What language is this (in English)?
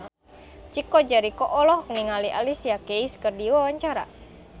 Sundanese